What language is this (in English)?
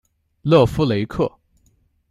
Chinese